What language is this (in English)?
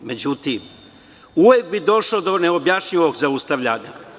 Serbian